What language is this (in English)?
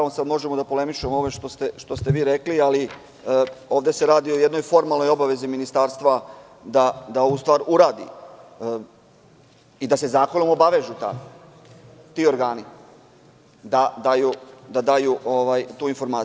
Serbian